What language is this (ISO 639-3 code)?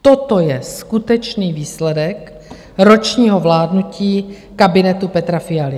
ces